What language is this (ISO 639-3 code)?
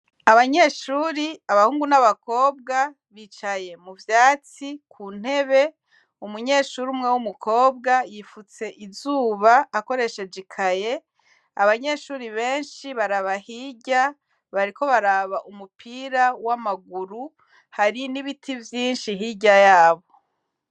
run